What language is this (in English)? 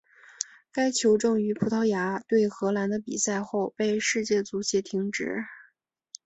Chinese